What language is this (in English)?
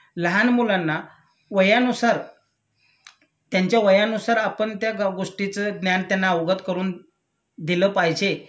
Marathi